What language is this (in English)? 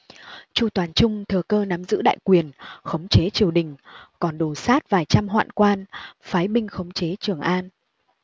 Vietnamese